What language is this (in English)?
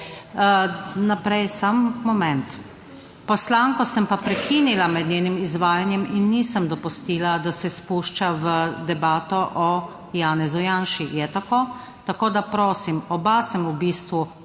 Slovenian